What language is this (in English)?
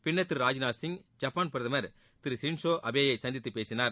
Tamil